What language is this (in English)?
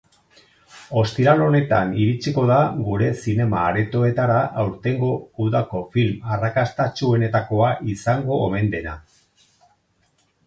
Basque